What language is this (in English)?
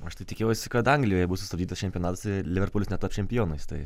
Lithuanian